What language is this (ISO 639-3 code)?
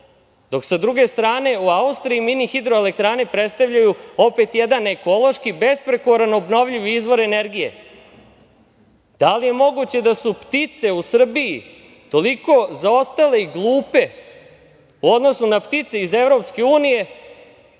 srp